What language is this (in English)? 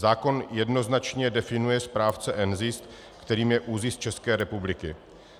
Czech